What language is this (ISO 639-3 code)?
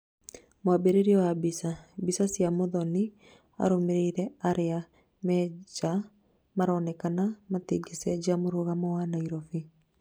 kik